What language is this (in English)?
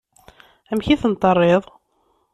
Kabyle